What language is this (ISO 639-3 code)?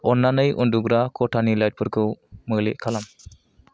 brx